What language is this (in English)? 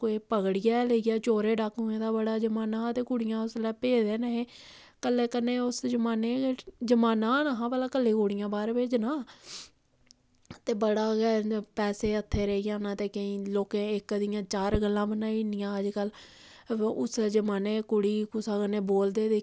Dogri